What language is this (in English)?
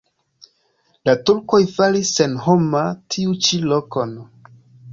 Esperanto